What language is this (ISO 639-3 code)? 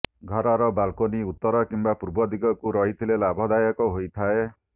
ori